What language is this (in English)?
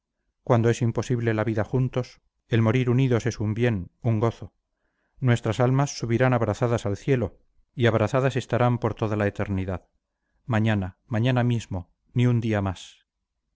Spanish